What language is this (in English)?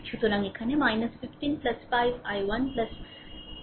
Bangla